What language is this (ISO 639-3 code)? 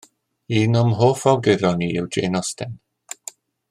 cym